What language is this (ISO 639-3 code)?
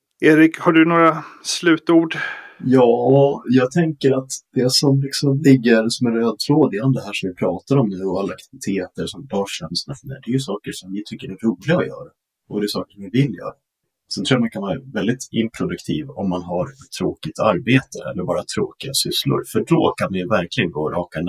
swe